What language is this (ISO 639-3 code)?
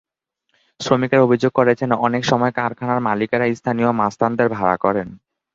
ben